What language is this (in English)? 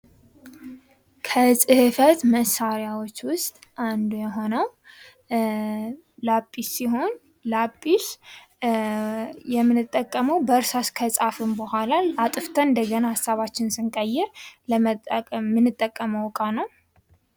Amharic